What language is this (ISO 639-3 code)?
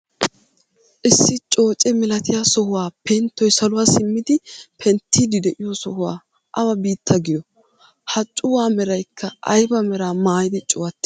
wal